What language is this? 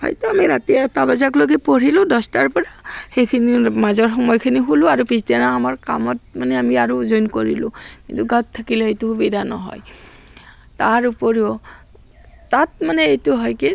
Assamese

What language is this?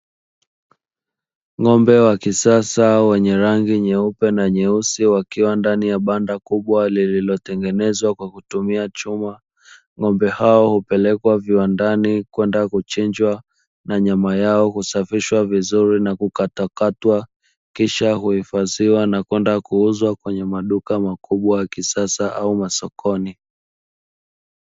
Swahili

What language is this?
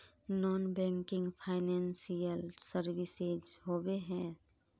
Magahi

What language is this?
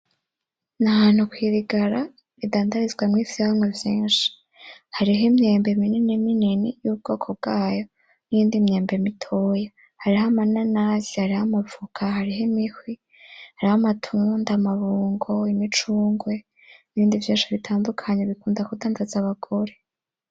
Rundi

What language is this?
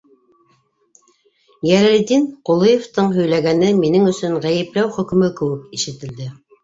Bashkir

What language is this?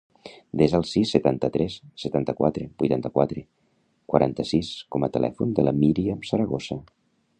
Catalan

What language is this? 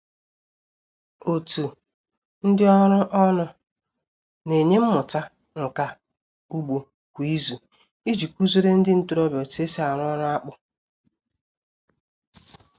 Igbo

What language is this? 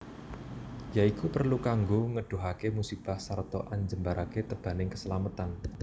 Javanese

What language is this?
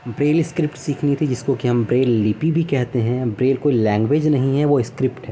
Urdu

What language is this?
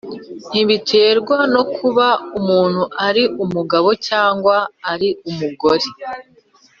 Kinyarwanda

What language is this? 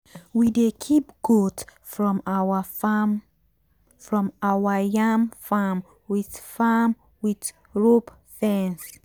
Nigerian Pidgin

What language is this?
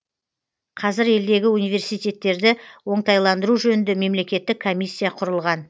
Kazakh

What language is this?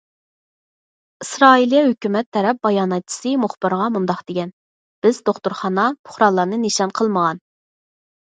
Uyghur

